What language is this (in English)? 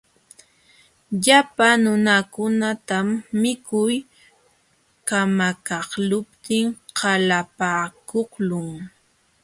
Jauja Wanca Quechua